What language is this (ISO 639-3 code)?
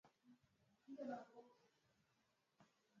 swa